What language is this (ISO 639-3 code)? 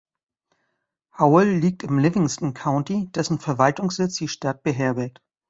deu